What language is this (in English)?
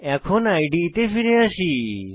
Bangla